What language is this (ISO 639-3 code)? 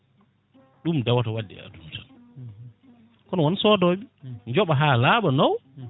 ful